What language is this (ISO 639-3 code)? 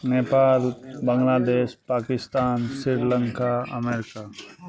mai